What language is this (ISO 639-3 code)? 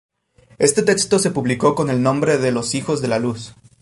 spa